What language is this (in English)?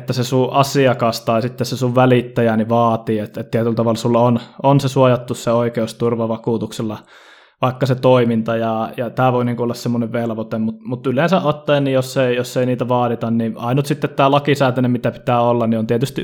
Finnish